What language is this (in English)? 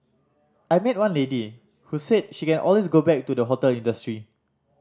English